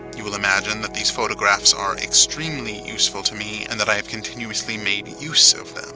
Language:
English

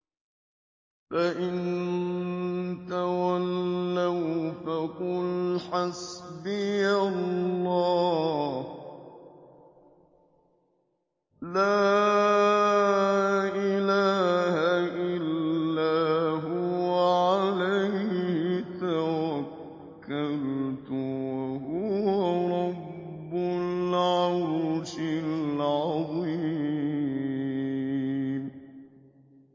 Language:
Arabic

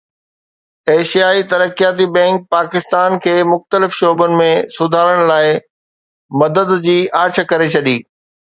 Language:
Sindhi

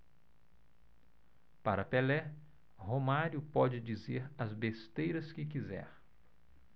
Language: Portuguese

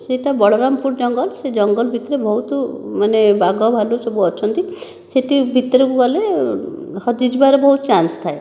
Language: Odia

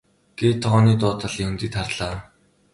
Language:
Mongolian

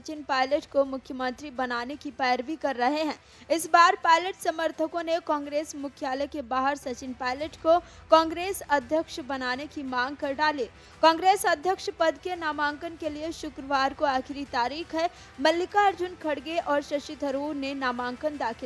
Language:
Hindi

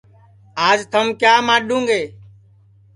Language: Sansi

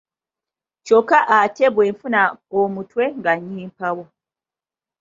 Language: Ganda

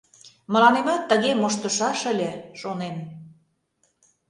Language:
Mari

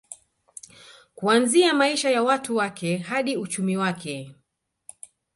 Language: Swahili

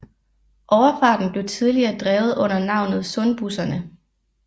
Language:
Danish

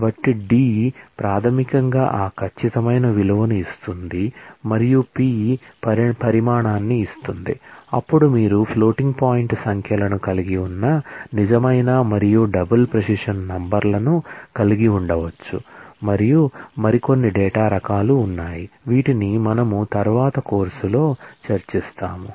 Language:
Telugu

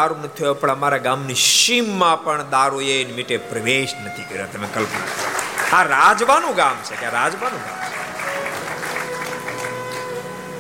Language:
Gujarati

